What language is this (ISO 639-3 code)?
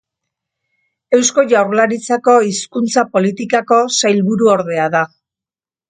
eus